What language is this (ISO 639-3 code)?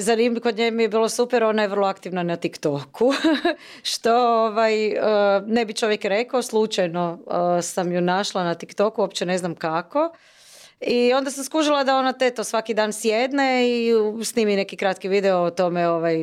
hrv